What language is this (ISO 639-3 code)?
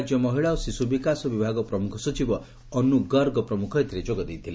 ori